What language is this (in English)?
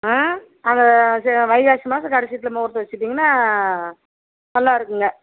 Tamil